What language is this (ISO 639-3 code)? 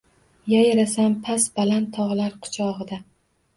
uzb